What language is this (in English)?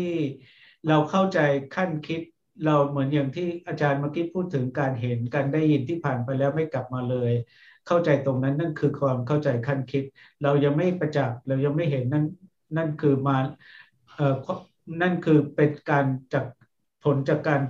Thai